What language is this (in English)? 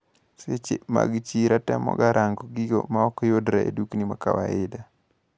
Luo (Kenya and Tanzania)